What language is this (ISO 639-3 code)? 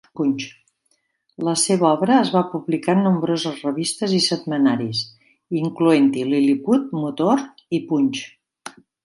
cat